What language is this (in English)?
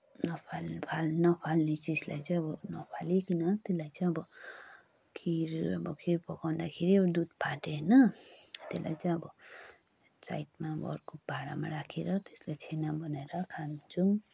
Nepali